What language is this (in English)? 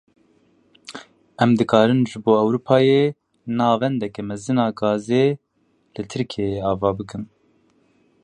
Kurdish